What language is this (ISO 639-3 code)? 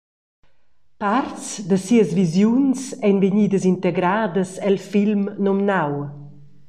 roh